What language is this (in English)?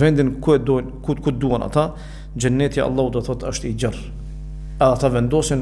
Romanian